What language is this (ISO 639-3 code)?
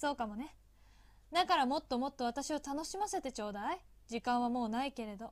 jpn